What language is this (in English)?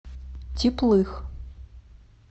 Russian